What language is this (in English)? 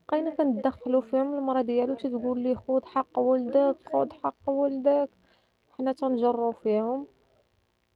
Arabic